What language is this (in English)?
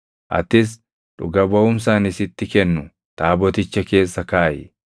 Oromo